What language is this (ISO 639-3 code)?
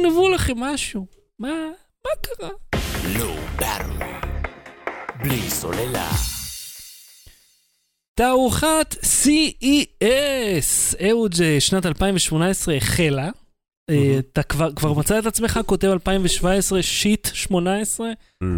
heb